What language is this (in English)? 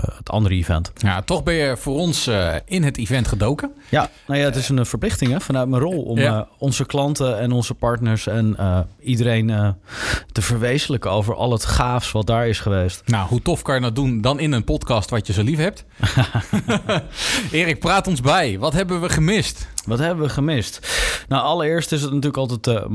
Dutch